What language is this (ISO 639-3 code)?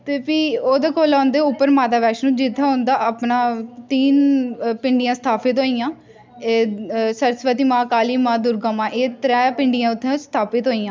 doi